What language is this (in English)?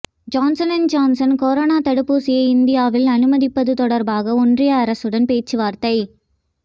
Tamil